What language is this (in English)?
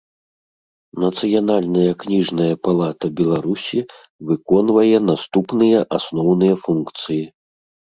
Belarusian